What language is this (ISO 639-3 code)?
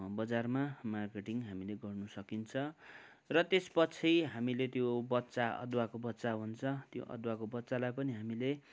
nep